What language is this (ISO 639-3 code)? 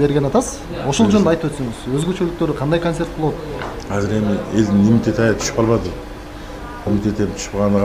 tur